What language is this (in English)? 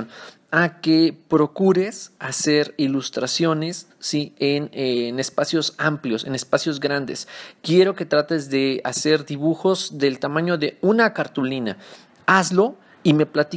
Spanish